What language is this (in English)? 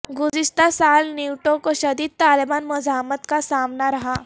Urdu